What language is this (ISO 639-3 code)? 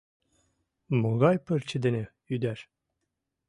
chm